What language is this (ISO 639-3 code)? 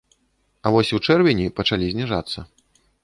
bel